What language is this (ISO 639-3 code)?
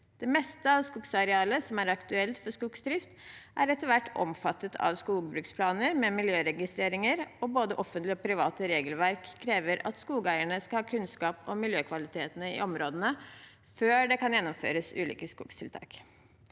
nor